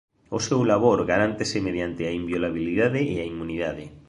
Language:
Galician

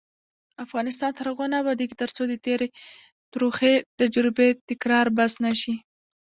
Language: Pashto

